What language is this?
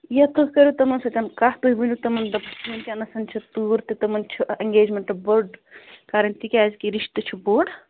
Kashmiri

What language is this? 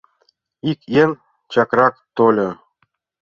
Mari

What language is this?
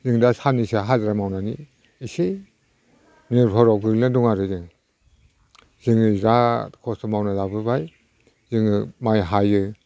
Bodo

